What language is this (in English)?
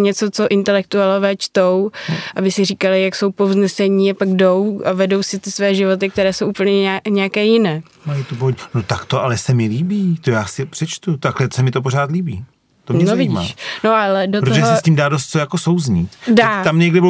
Czech